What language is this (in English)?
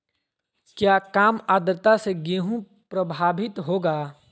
Magahi